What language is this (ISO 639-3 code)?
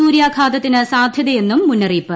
mal